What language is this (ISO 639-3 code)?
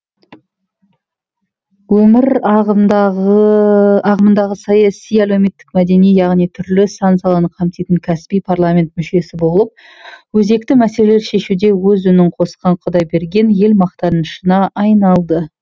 kaz